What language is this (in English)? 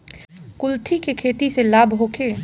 Bhojpuri